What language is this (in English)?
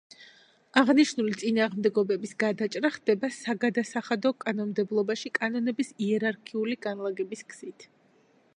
Georgian